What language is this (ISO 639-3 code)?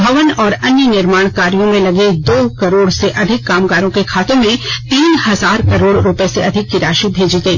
hin